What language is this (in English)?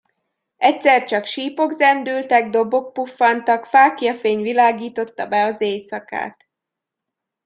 Hungarian